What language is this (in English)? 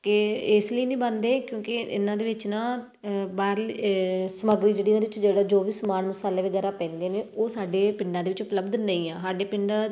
Punjabi